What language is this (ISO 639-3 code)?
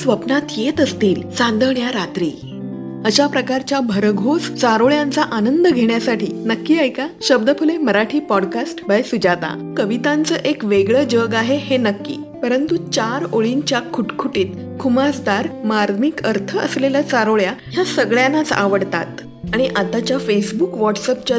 mar